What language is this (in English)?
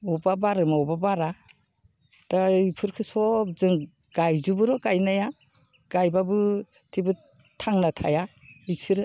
Bodo